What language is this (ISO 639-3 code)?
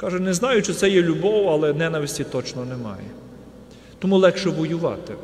ukr